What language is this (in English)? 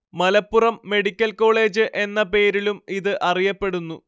Malayalam